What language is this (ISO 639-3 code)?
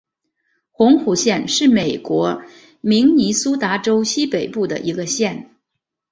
zho